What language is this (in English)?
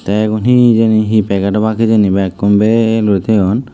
Chakma